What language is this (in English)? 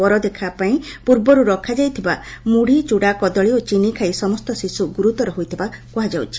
Odia